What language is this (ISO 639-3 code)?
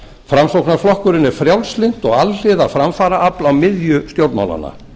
isl